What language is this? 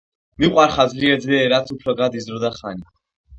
Georgian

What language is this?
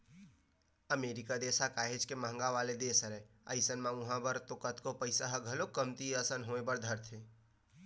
Chhattisgarhi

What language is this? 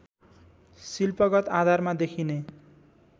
Nepali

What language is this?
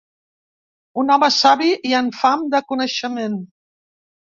Catalan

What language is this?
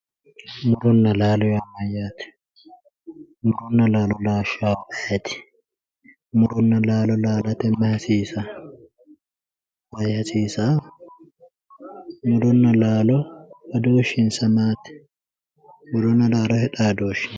Sidamo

